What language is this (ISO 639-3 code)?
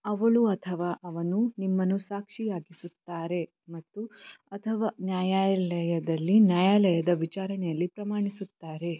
kan